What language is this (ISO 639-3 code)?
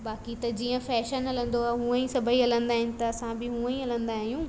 snd